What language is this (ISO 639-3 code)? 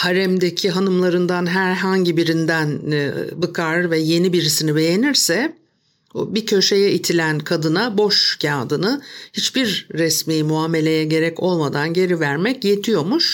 tur